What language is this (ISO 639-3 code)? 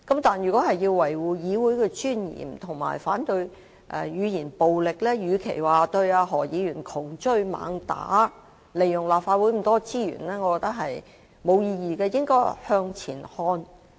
yue